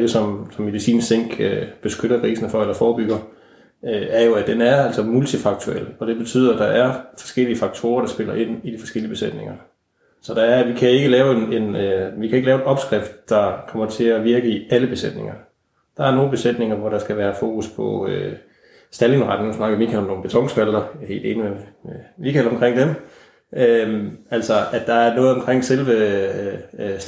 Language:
Danish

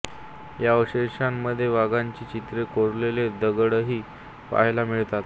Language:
Marathi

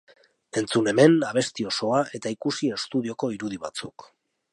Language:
Basque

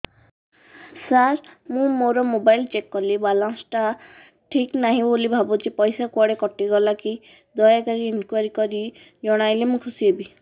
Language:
Odia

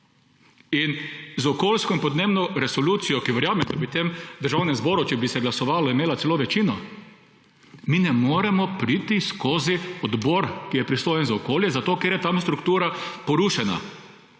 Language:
Slovenian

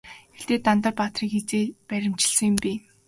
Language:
Mongolian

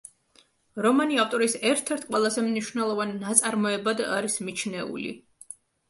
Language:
Georgian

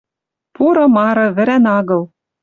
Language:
Western Mari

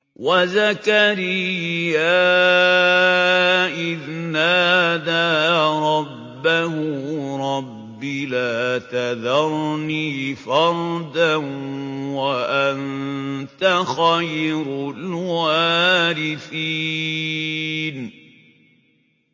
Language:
Arabic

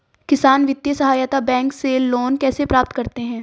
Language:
Hindi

